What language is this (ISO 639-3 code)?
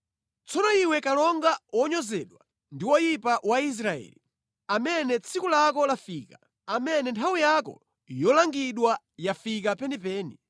nya